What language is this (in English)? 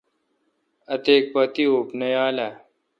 Kalkoti